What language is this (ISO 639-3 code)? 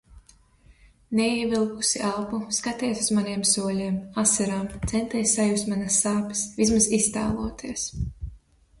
lav